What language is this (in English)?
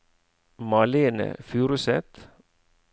Norwegian